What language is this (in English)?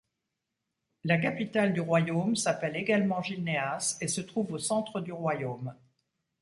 French